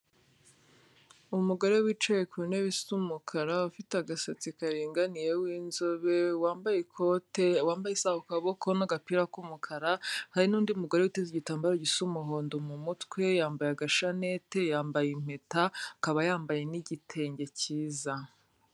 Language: Kinyarwanda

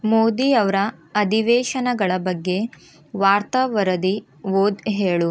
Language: Kannada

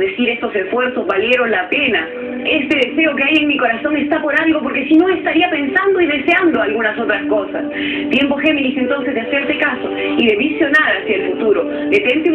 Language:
Spanish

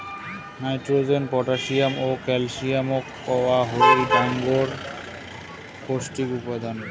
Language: Bangla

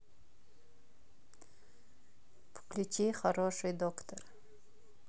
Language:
Russian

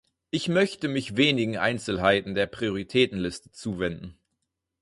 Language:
German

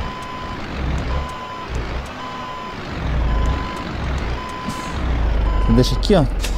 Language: Portuguese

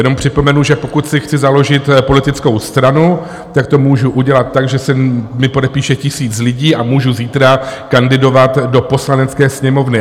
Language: Czech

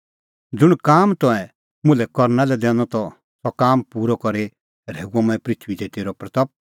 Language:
Kullu Pahari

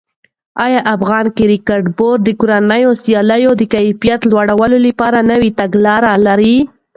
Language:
Pashto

